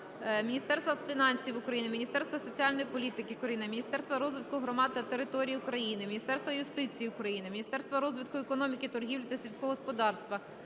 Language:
Ukrainian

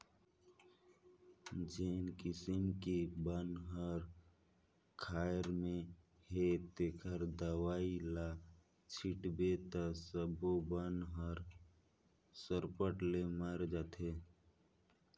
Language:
Chhattisgarhi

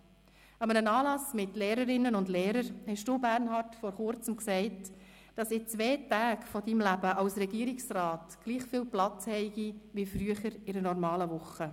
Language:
Swiss German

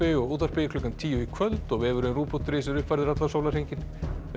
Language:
Icelandic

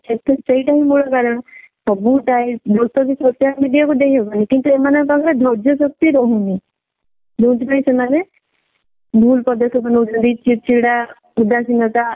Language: Odia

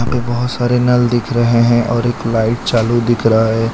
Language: Hindi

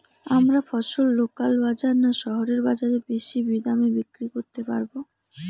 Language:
Bangla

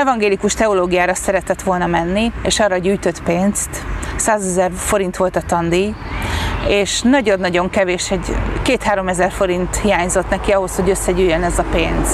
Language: Hungarian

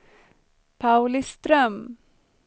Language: Swedish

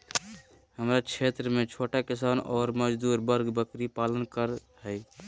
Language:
Magahi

